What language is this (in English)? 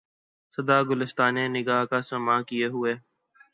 Urdu